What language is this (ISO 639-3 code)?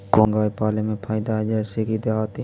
mag